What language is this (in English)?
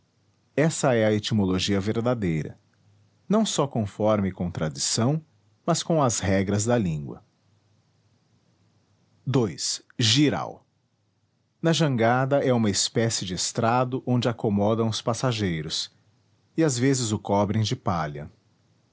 Portuguese